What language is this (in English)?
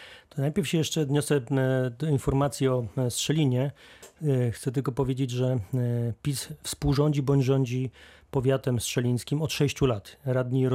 Polish